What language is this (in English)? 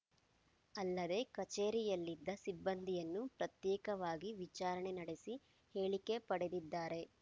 Kannada